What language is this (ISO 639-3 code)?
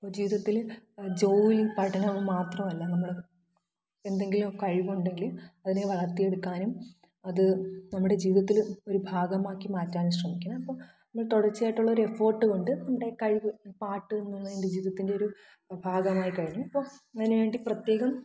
mal